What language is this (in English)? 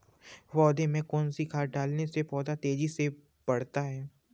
Hindi